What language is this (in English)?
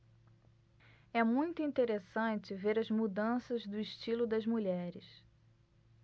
Portuguese